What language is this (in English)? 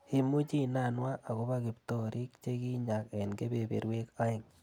Kalenjin